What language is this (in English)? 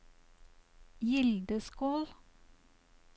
Norwegian